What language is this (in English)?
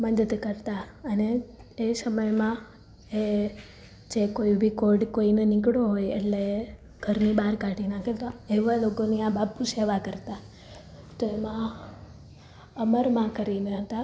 Gujarati